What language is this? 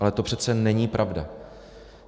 Czech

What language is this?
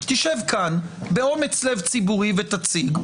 Hebrew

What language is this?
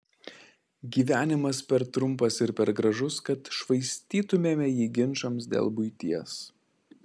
Lithuanian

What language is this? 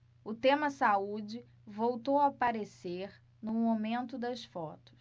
Portuguese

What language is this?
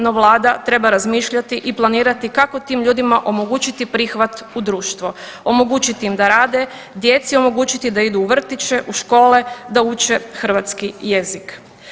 Croatian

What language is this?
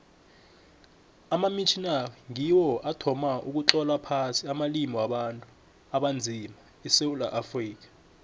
South Ndebele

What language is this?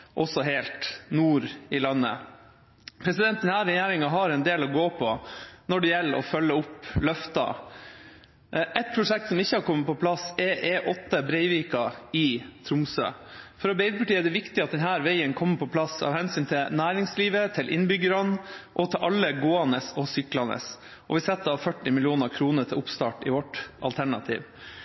Norwegian Bokmål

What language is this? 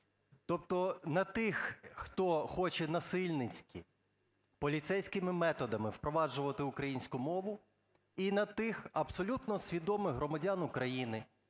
Ukrainian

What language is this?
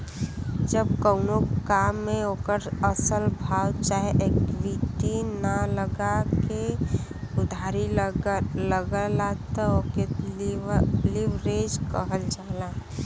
Bhojpuri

